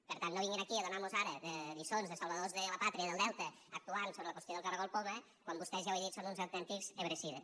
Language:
Catalan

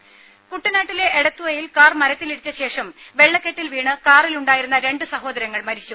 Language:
Malayalam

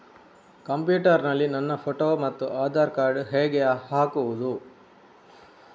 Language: Kannada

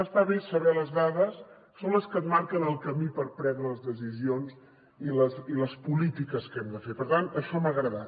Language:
Catalan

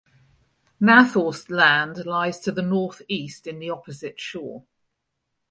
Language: English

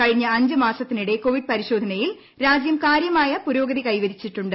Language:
Malayalam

